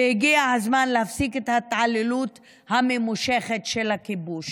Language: Hebrew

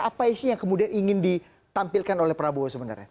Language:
Indonesian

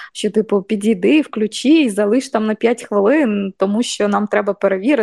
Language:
Ukrainian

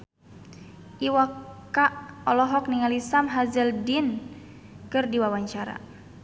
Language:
Sundanese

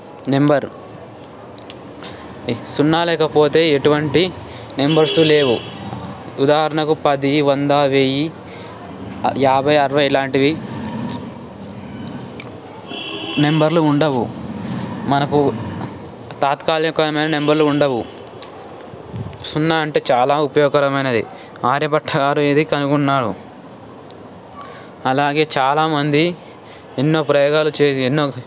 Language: Telugu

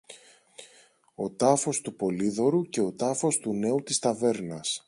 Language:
Greek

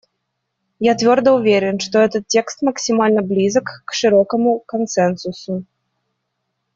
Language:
Russian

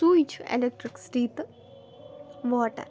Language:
Kashmiri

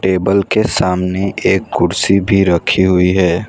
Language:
Hindi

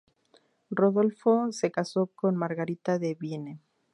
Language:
Spanish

